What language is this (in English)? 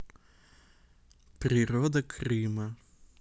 Russian